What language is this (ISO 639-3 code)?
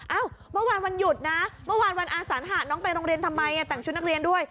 tha